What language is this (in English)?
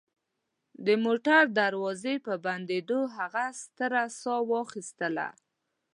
Pashto